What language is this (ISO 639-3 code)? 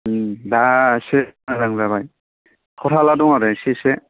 brx